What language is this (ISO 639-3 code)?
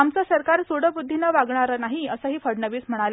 mar